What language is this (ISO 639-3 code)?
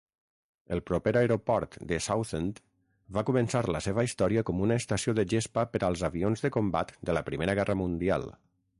cat